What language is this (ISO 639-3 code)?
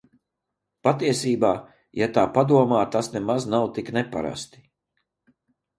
lav